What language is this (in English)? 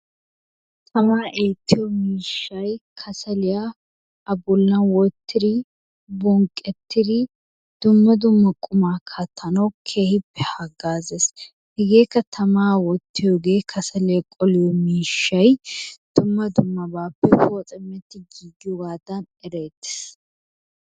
Wolaytta